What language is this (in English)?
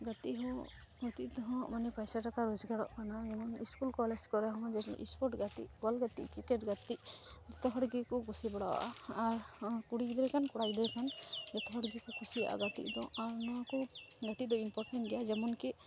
Santali